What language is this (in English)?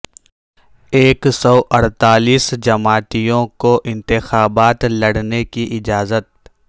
Urdu